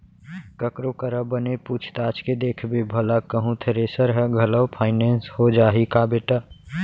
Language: Chhattisgarhi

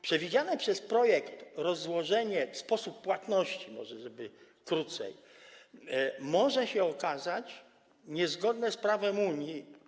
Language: Polish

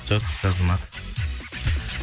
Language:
Kazakh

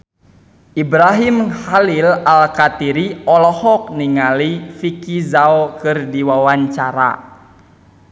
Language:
Sundanese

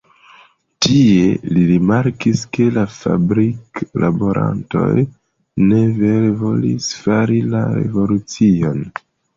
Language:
Esperanto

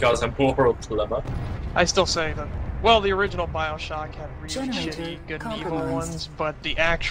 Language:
English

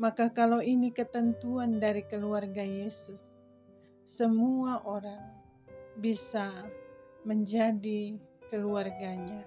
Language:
Indonesian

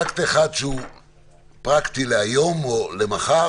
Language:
Hebrew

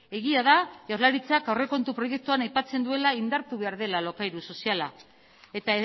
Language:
Basque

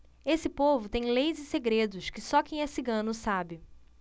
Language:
Portuguese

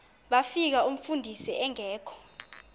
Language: Xhosa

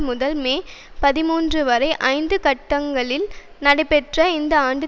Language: Tamil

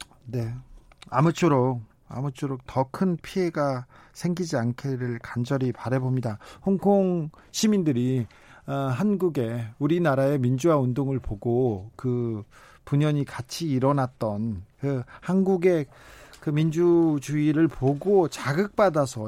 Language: Korean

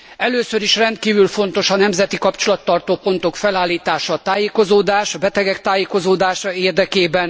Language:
Hungarian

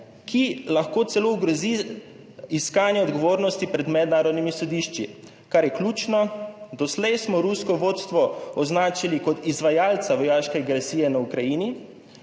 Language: Slovenian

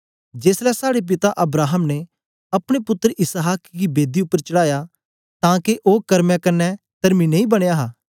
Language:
Dogri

